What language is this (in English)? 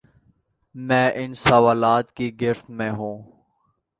Urdu